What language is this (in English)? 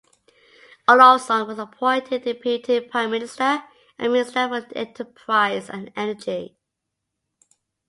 English